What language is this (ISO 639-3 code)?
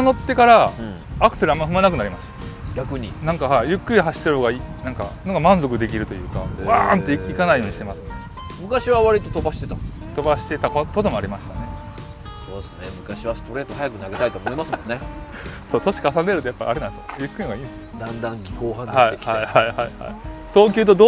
jpn